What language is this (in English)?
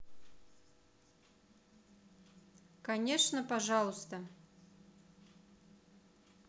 Russian